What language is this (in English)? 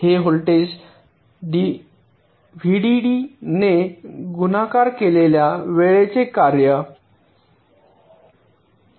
Marathi